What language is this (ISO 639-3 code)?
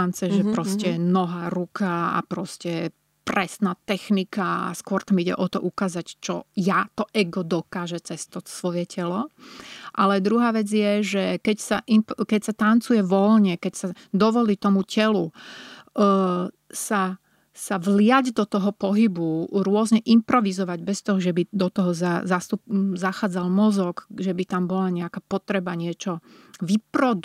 slk